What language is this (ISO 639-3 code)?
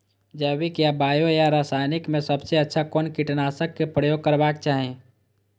mai